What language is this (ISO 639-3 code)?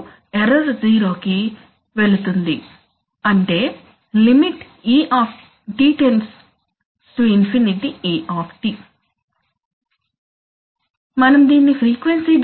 tel